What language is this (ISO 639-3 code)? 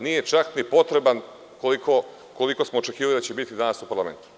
srp